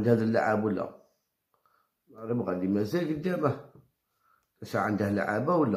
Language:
Arabic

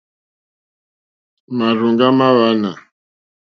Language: Mokpwe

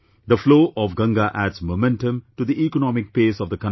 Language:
English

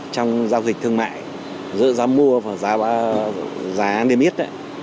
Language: Vietnamese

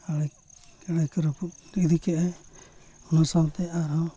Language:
Santali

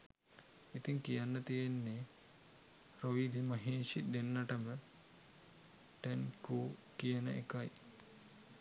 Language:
Sinhala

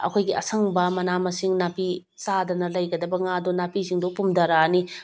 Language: Manipuri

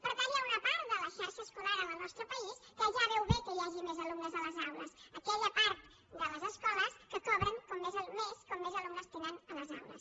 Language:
Catalan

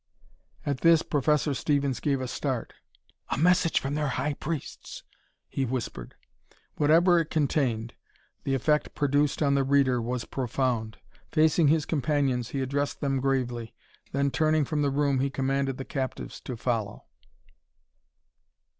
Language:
English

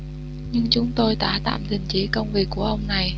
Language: Vietnamese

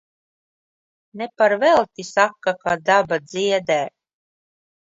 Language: Latvian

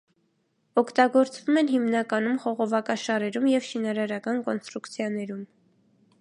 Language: Armenian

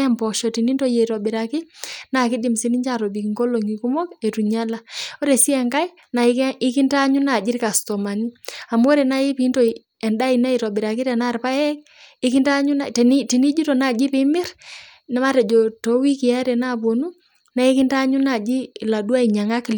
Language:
Masai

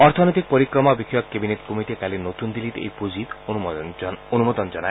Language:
Assamese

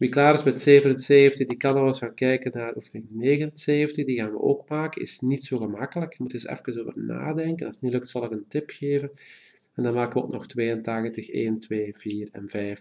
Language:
Dutch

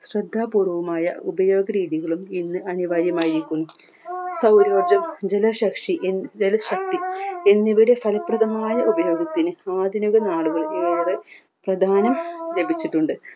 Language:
Malayalam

